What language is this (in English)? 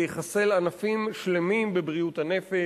Hebrew